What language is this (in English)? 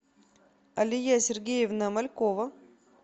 Russian